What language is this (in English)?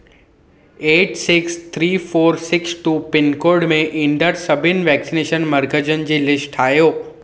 Sindhi